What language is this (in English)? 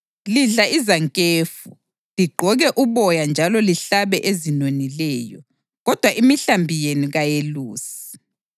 North Ndebele